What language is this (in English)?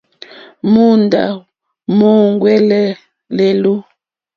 Mokpwe